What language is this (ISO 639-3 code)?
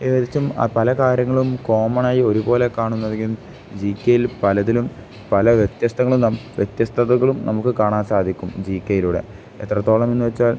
mal